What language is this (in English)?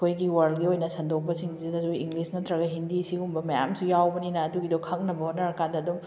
Manipuri